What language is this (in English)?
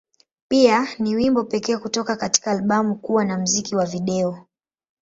Swahili